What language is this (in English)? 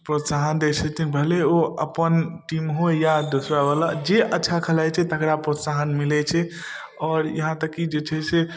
Maithili